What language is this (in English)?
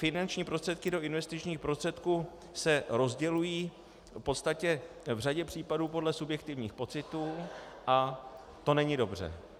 Czech